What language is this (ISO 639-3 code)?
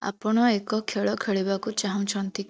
ori